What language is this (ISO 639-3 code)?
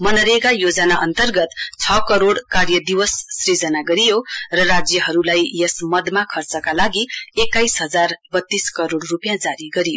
nep